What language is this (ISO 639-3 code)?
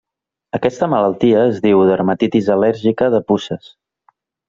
cat